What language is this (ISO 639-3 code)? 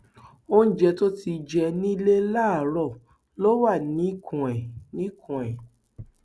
yor